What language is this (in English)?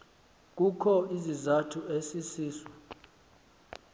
Xhosa